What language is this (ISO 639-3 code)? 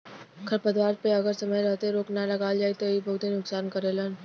bho